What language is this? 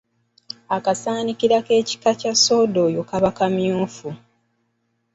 Ganda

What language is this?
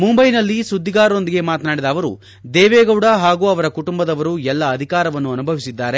Kannada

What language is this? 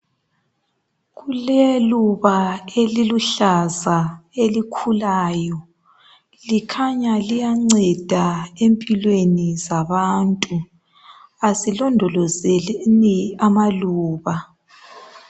North Ndebele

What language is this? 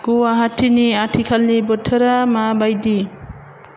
Bodo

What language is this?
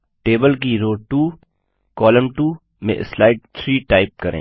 Hindi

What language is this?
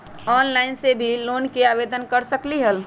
Magahi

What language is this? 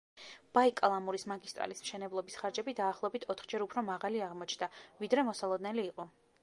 Georgian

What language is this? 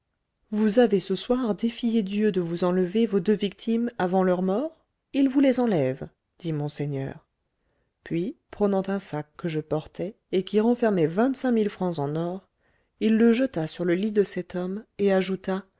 French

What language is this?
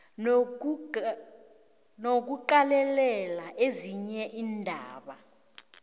South Ndebele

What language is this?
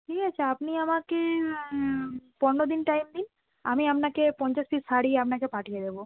Bangla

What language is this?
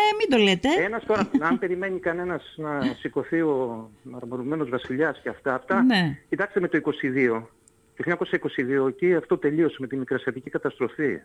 Greek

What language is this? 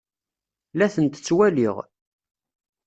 Kabyle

